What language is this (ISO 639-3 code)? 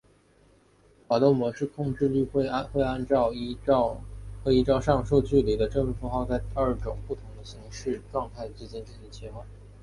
zho